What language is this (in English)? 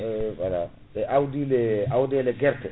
Fula